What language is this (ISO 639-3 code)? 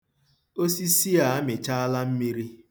ibo